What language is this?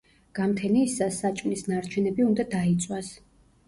Georgian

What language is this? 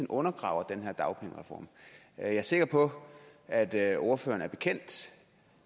Danish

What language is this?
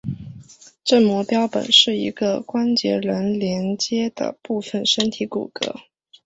Chinese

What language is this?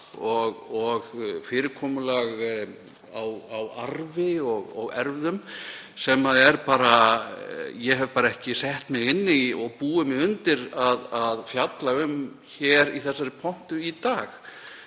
Icelandic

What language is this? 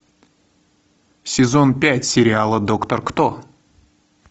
Russian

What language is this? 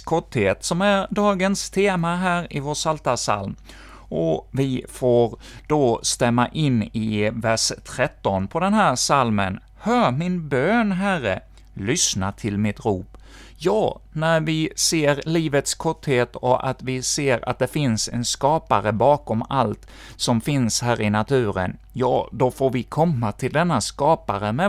Swedish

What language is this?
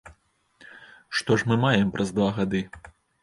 Belarusian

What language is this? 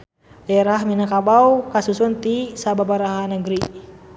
Sundanese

